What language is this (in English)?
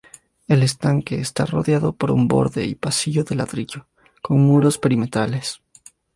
Spanish